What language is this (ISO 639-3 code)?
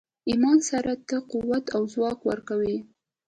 pus